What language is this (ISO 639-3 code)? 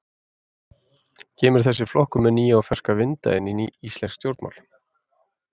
isl